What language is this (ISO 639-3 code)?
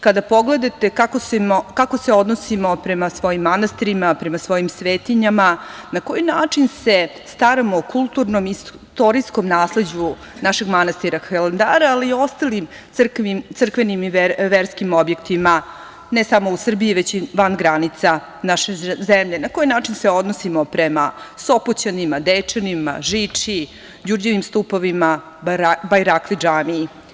srp